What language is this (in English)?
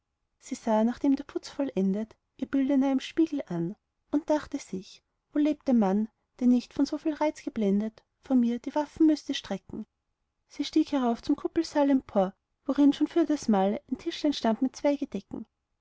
German